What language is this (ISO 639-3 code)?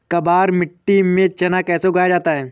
hin